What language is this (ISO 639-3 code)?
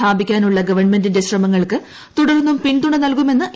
mal